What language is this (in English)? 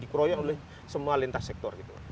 Indonesian